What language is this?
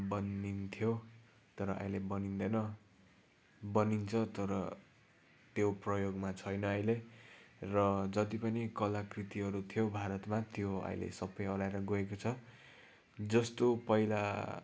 Nepali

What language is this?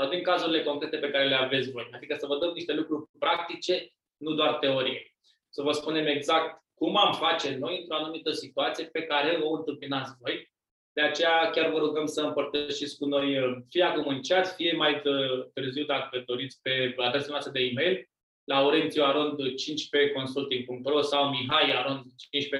Romanian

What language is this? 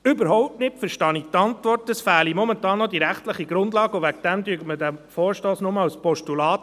Swiss German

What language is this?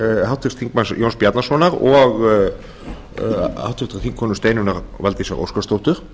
Icelandic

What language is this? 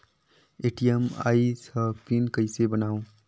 Chhattisgarhi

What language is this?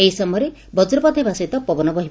Odia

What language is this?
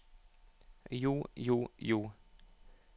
Norwegian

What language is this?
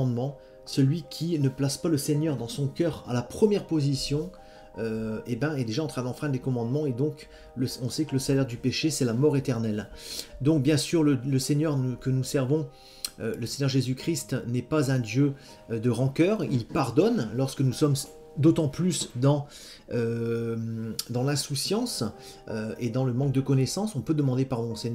French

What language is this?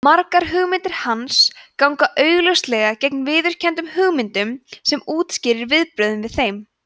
Icelandic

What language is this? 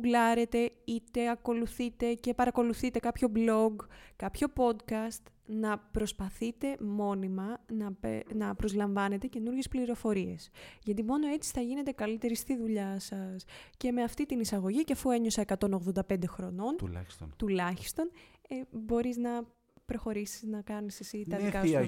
Greek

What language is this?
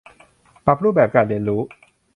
Thai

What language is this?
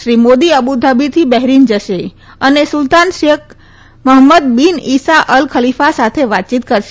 Gujarati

